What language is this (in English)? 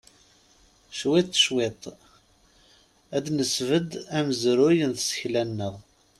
Kabyle